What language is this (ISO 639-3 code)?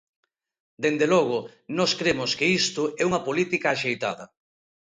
glg